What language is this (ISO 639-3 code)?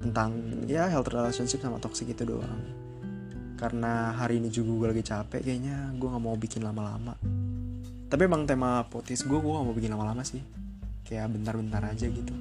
ind